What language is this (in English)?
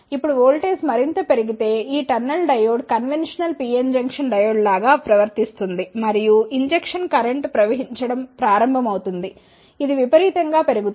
Telugu